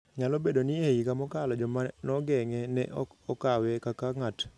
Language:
Luo (Kenya and Tanzania)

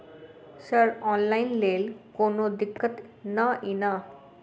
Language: Maithili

